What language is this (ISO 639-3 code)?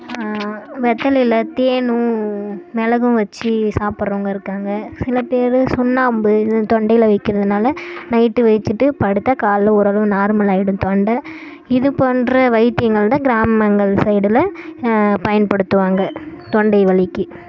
tam